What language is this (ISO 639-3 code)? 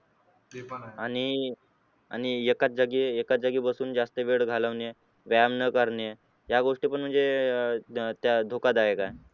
mar